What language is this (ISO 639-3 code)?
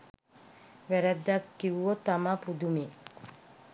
sin